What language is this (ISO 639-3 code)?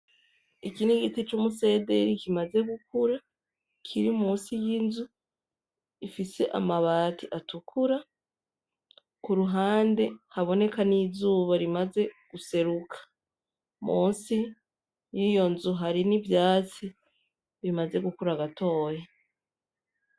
run